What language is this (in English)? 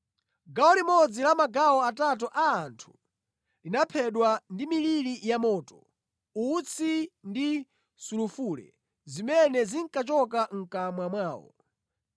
Nyanja